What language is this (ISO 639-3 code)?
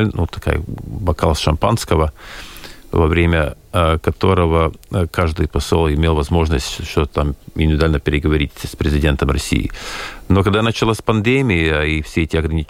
rus